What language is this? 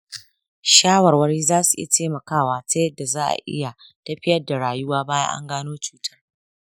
Hausa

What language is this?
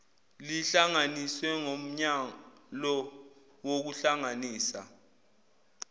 Zulu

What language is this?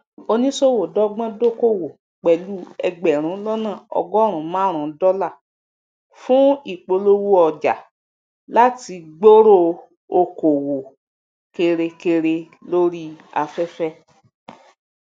Yoruba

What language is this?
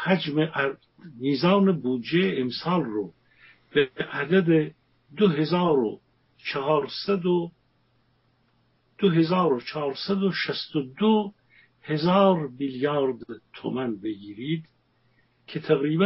Persian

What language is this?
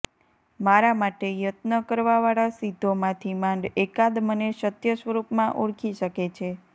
Gujarati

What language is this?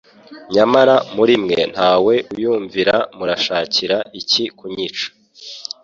Kinyarwanda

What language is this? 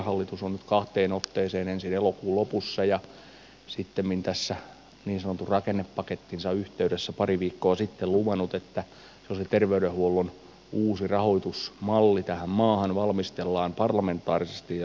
Finnish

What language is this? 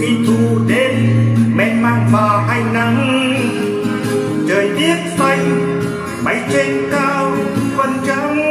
Thai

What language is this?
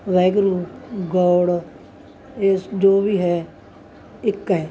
Punjabi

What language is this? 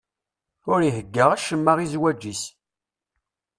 Kabyle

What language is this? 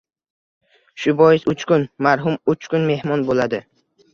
Uzbek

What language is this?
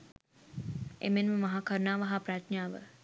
Sinhala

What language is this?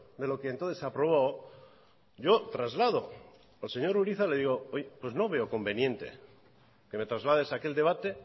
Spanish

